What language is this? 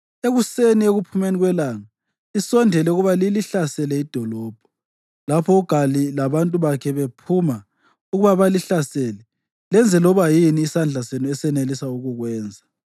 North Ndebele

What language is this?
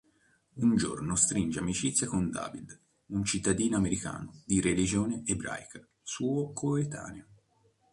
Italian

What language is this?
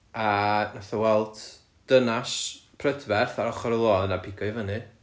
Welsh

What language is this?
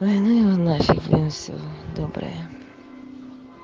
Russian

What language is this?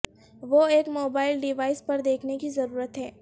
Urdu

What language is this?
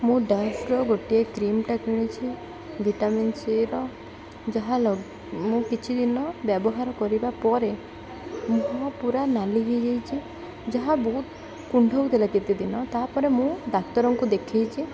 Odia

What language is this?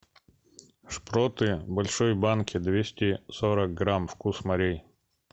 Russian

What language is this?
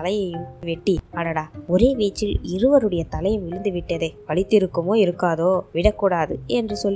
Tamil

